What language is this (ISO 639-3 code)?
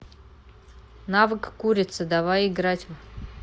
rus